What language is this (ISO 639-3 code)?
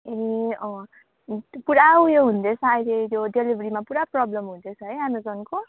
nep